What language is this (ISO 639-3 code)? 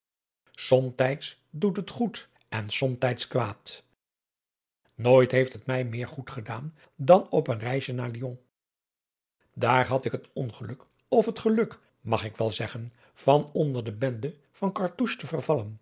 nld